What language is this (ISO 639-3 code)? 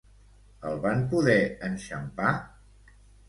cat